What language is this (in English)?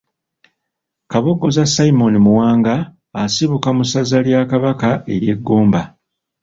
Ganda